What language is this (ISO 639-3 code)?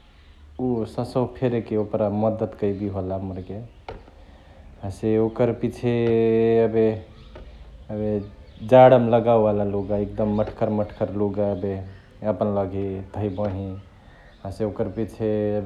the